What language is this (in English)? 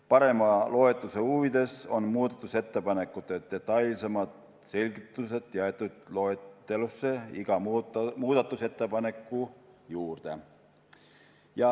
Estonian